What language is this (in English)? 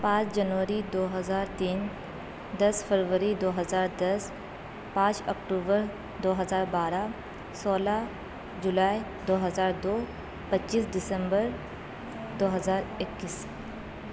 Urdu